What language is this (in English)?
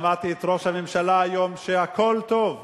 Hebrew